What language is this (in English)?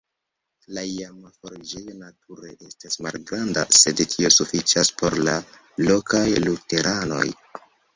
Esperanto